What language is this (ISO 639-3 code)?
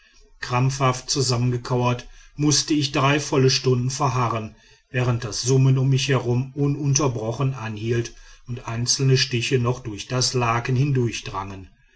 deu